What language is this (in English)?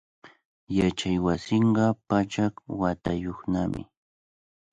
Cajatambo North Lima Quechua